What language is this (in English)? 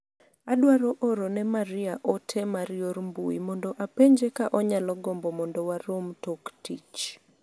Luo (Kenya and Tanzania)